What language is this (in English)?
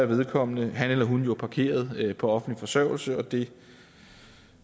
Danish